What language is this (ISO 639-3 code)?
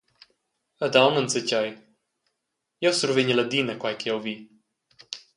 roh